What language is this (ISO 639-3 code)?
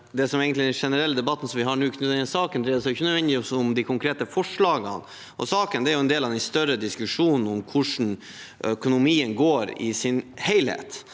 nor